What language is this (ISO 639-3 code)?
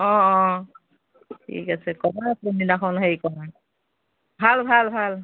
asm